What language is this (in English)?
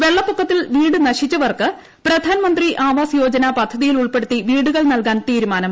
Malayalam